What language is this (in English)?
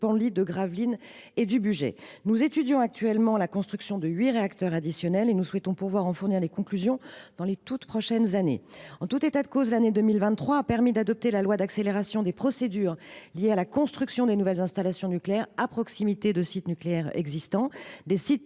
French